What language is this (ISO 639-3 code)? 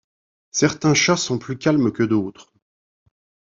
fra